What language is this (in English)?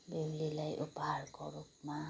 Nepali